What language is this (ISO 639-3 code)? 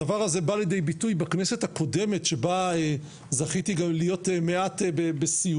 heb